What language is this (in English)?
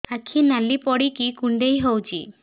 Odia